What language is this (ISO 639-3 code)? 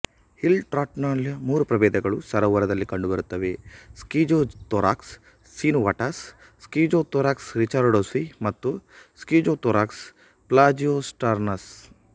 kan